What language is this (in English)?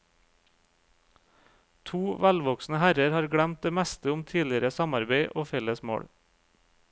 Norwegian